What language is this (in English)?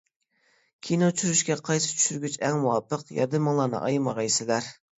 Uyghur